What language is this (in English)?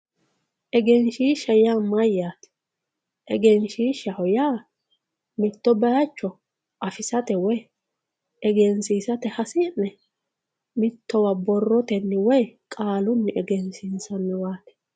Sidamo